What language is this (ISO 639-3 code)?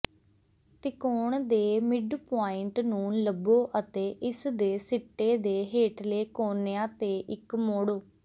pan